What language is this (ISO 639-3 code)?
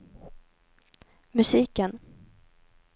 swe